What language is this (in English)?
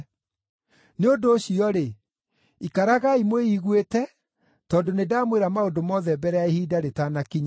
Kikuyu